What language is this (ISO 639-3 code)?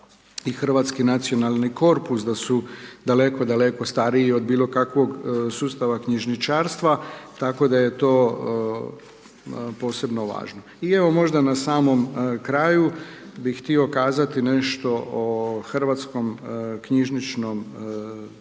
hrv